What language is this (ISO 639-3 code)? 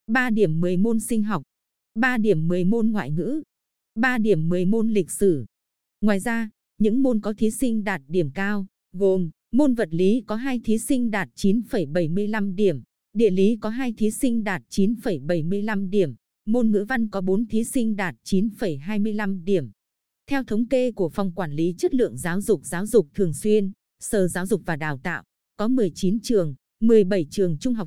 vie